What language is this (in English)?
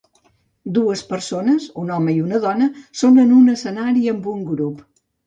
Catalan